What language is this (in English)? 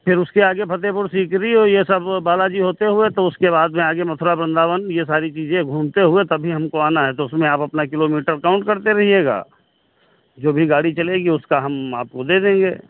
Hindi